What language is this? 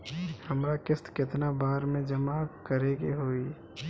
Bhojpuri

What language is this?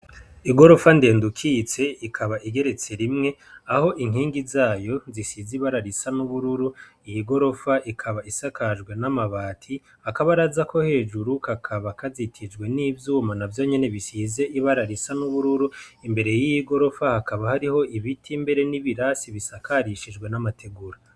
Rundi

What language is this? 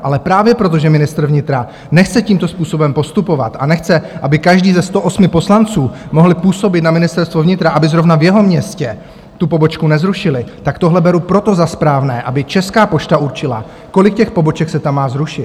Czech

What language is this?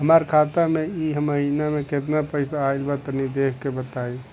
Bhojpuri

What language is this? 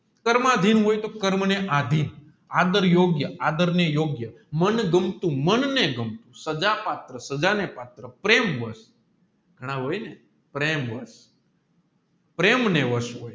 Gujarati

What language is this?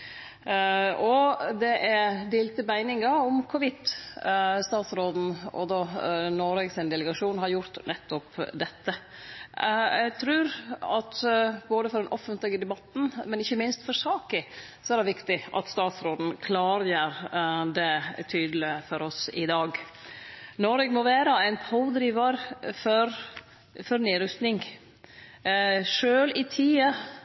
Norwegian Nynorsk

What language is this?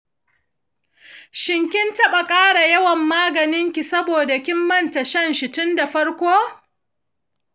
Hausa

